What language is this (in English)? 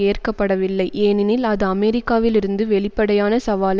Tamil